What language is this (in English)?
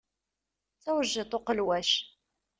Kabyle